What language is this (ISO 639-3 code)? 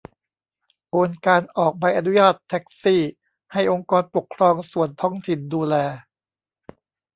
tha